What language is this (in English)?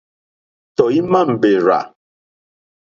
Mokpwe